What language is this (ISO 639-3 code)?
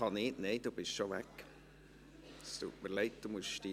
gsw